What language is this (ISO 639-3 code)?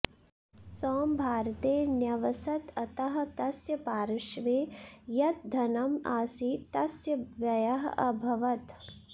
san